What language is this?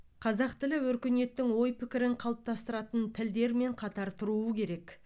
Kazakh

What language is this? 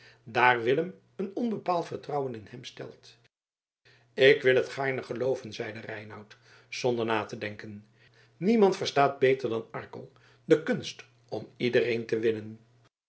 Dutch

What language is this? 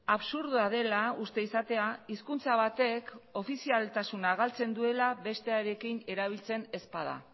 Basque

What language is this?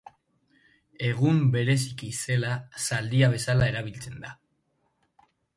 Basque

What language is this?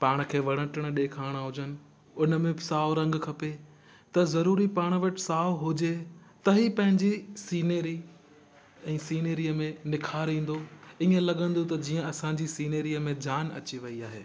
Sindhi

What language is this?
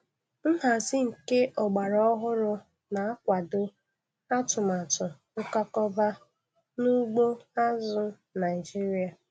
Igbo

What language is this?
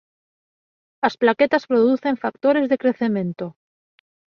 Galician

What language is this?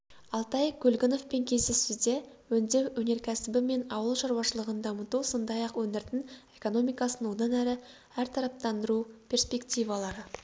Kazakh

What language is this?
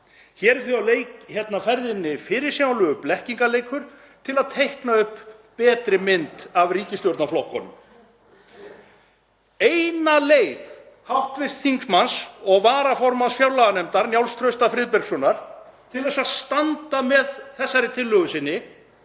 Icelandic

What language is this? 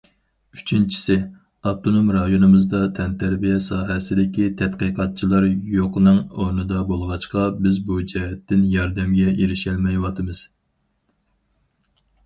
Uyghur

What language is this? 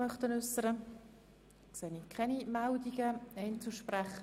Swiss German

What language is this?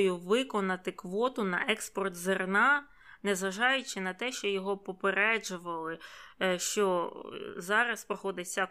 Ukrainian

